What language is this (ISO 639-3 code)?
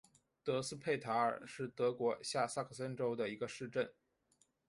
zho